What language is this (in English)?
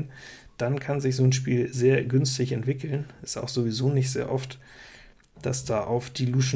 German